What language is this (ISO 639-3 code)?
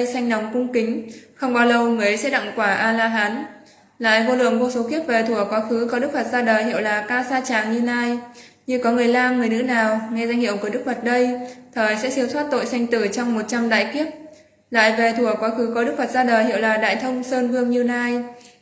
vie